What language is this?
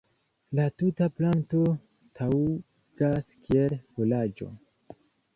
Esperanto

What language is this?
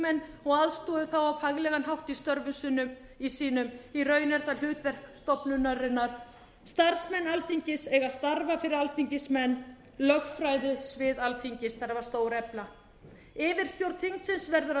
Icelandic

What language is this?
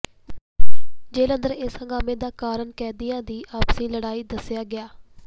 Punjabi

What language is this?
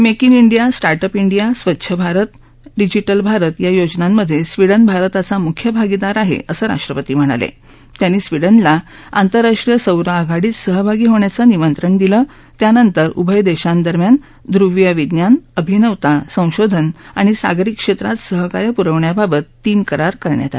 Marathi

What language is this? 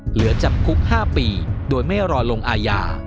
Thai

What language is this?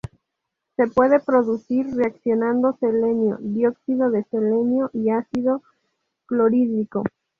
Spanish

